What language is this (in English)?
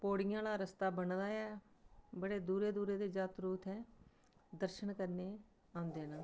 Dogri